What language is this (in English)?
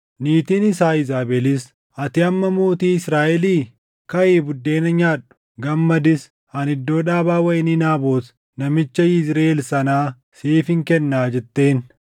Oromo